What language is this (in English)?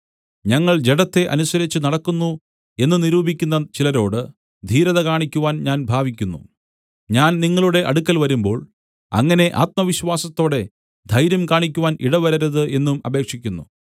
Malayalam